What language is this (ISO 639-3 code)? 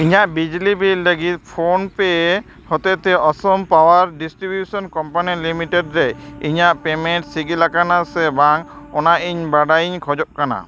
sat